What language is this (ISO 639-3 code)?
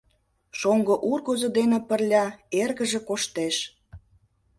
chm